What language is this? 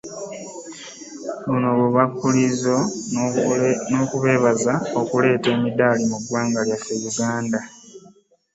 Ganda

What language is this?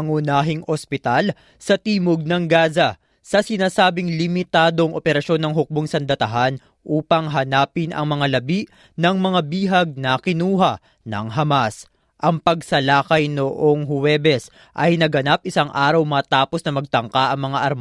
Filipino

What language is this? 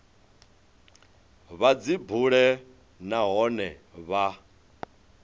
Venda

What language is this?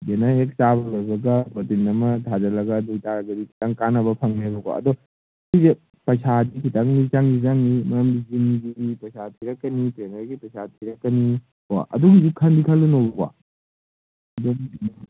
Manipuri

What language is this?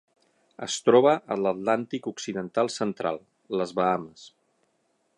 Catalan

